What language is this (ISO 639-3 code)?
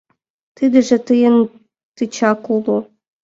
chm